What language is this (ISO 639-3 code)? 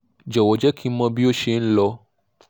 yor